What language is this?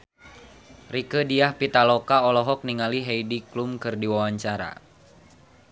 Sundanese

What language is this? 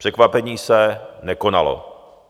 Czech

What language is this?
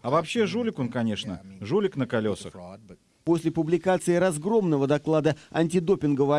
Russian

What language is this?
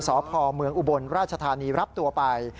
Thai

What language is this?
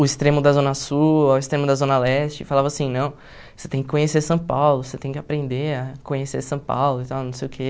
Portuguese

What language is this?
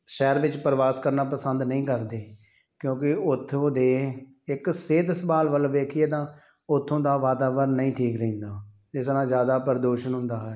Punjabi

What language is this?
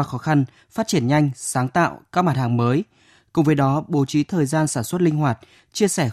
Vietnamese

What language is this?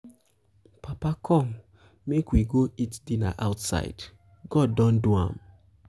Nigerian Pidgin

